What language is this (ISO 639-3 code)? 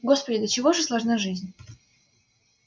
rus